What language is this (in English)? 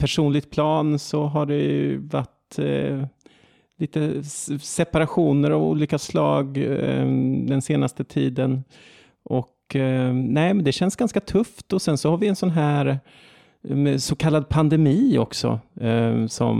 Swedish